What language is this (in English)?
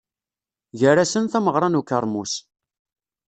Kabyle